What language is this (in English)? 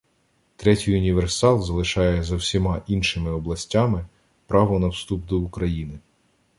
Ukrainian